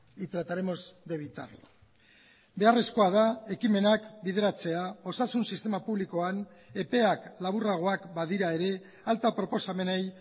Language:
Basque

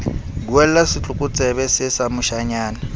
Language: Southern Sotho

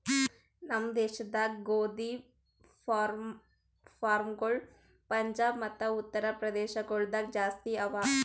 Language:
Kannada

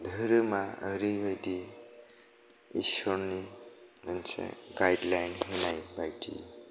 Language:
Bodo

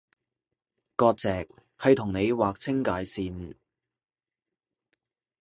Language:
Cantonese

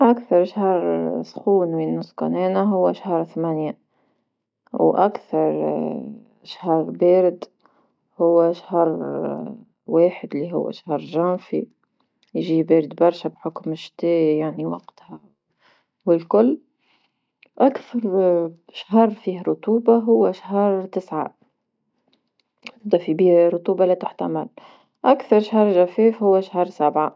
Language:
Tunisian Arabic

